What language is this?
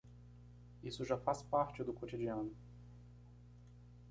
Portuguese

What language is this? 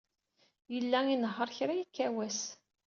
Kabyle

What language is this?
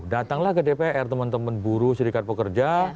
Indonesian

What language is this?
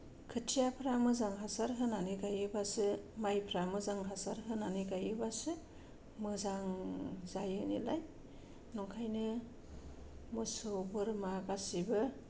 Bodo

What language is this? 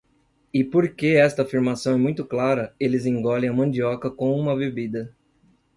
Portuguese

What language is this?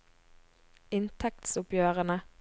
Norwegian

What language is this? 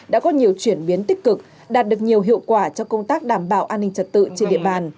Vietnamese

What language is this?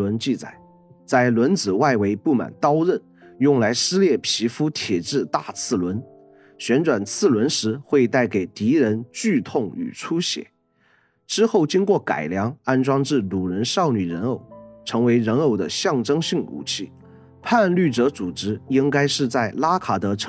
Chinese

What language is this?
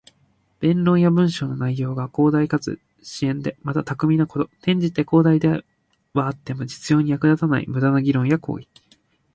Japanese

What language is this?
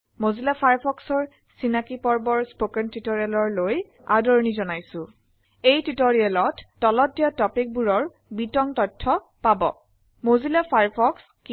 Assamese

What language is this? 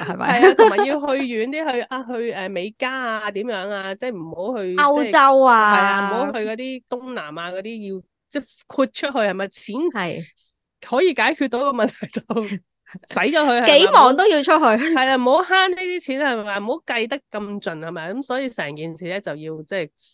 Chinese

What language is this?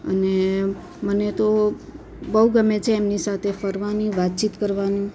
Gujarati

